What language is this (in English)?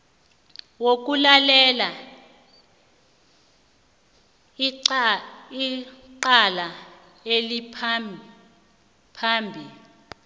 South Ndebele